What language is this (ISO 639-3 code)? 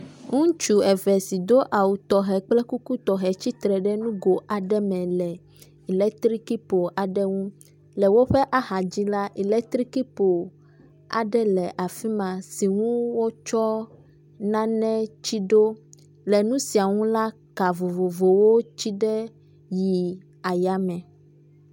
ewe